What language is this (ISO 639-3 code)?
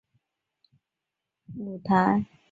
zho